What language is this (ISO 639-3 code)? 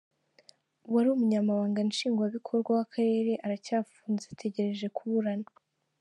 kin